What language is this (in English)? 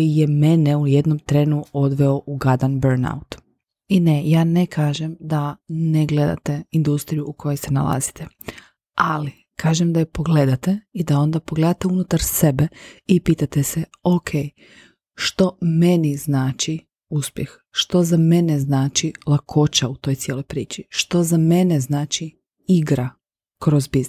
Croatian